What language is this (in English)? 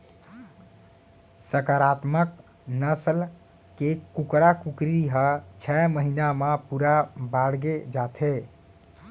Chhattisgarhi